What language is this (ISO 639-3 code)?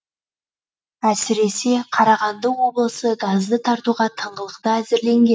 kaz